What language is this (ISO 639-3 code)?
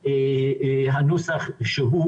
heb